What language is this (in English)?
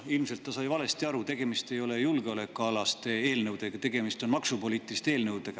Estonian